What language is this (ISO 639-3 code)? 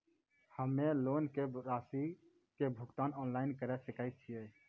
mai